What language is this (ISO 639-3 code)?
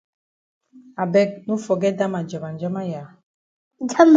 wes